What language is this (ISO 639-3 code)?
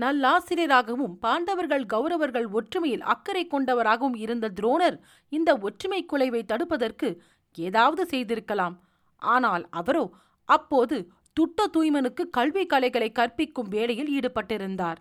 tam